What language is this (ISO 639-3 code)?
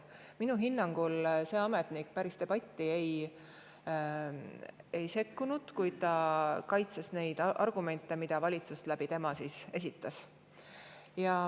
est